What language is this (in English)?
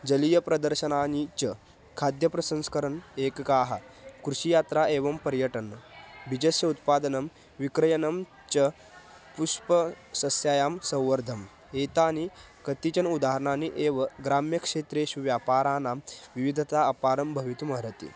Sanskrit